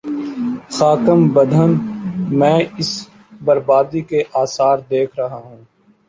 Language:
Urdu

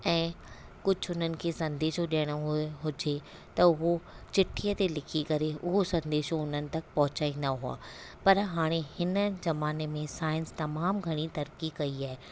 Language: Sindhi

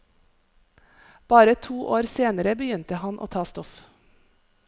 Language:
Norwegian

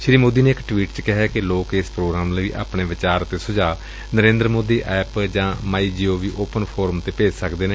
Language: Punjabi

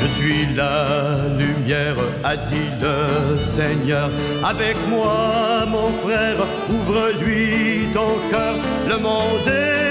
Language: French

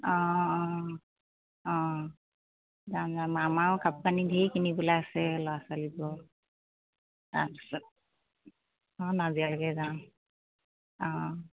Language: Assamese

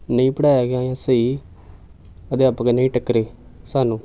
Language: Punjabi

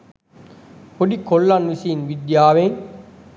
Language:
Sinhala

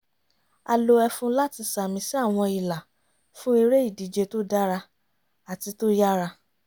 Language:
Yoruba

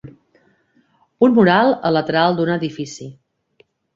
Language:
Catalan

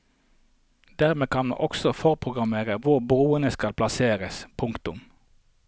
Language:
Norwegian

